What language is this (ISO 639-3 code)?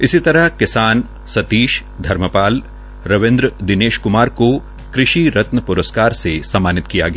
hin